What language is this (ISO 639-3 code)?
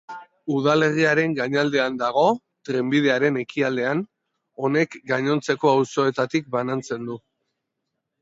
eus